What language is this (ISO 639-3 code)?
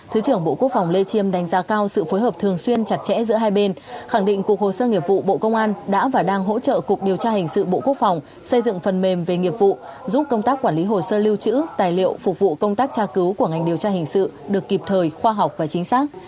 vie